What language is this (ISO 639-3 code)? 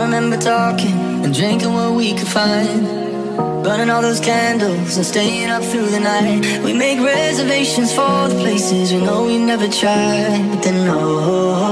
nld